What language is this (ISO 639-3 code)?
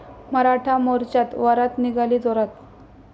mar